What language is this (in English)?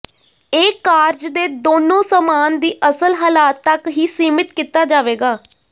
Punjabi